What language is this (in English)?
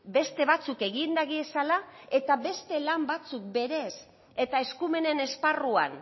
Basque